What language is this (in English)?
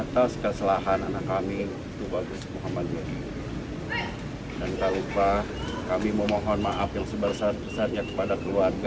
Indonesian